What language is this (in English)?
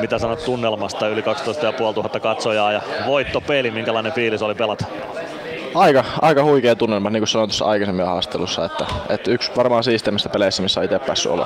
Finnish